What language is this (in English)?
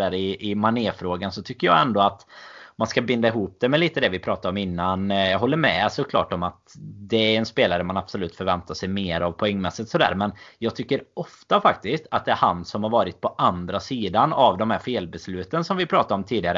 Swedish